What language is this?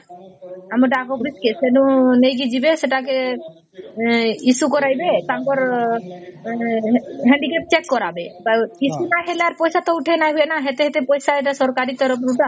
Odia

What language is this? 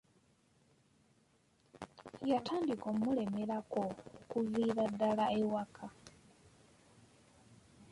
Ganda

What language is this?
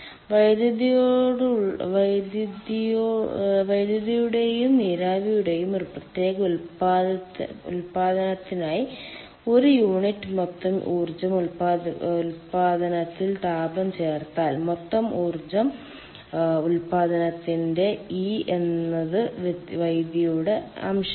Malayalam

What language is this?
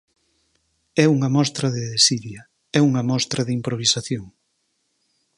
Galician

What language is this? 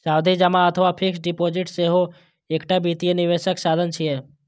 Maithili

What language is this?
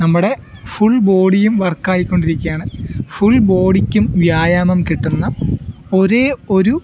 Malayalam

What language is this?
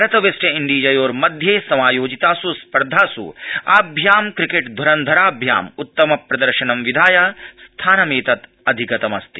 Sanskrit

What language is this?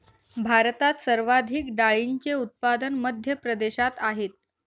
Marathi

